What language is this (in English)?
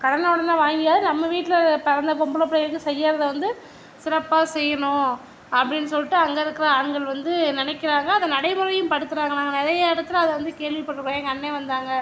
Tamil